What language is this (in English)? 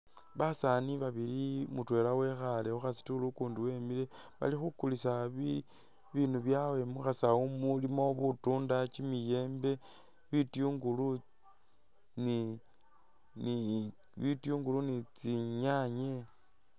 Masaaba